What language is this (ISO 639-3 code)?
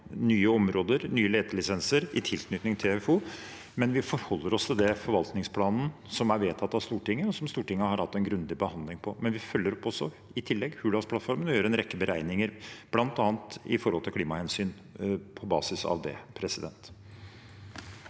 nor